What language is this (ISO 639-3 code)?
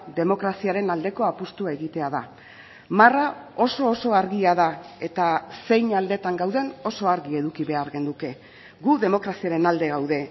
eus